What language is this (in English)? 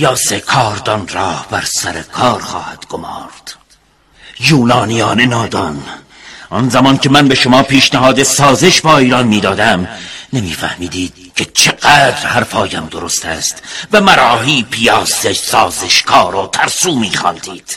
Persian